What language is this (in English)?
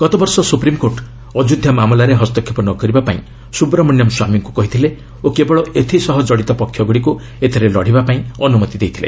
Odia